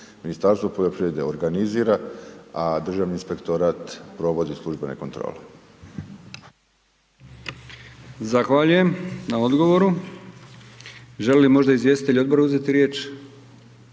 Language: Croatian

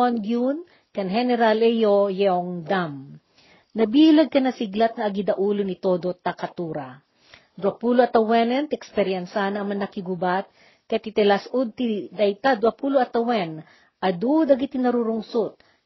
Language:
Filipino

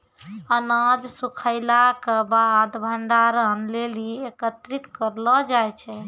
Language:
Maithili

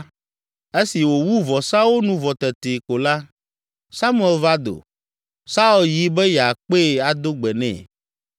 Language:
Ewe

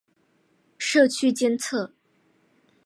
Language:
Chinese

